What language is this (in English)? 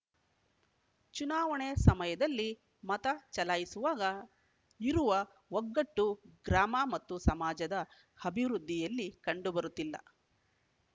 Kannada